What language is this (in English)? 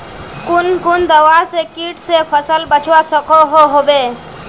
Magahi